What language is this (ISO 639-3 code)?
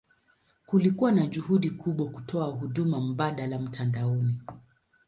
swa